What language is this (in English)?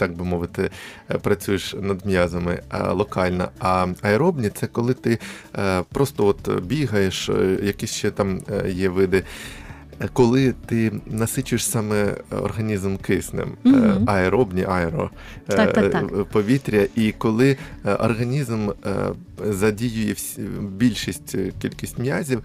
Ukrainian